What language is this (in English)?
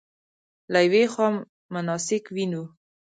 Pashto